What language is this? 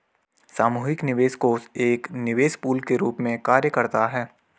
Hindi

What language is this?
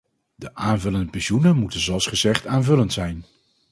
Dutch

